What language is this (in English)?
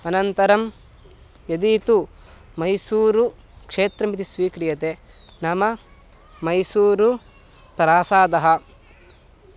Sanskrit